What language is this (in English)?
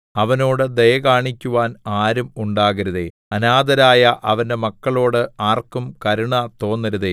Malayalam